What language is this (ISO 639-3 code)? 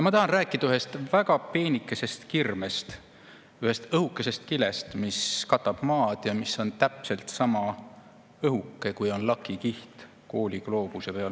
est